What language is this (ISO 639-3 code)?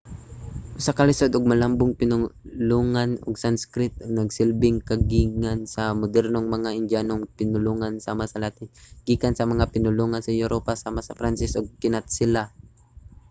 ceb